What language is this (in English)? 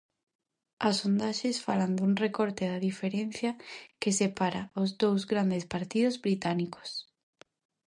Galician